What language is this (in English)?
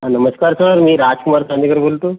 Marathi